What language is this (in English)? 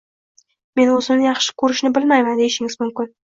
Uzbek